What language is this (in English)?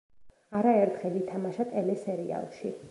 Georgian